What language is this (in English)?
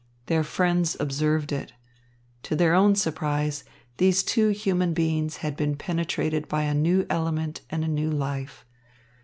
English